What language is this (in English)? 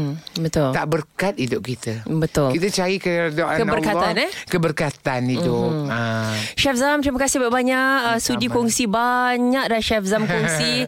Malay